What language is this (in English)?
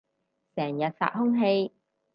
Cantonese